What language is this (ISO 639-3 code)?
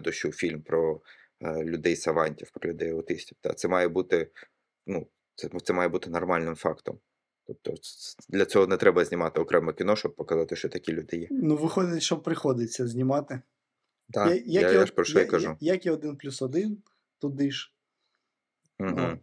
ukr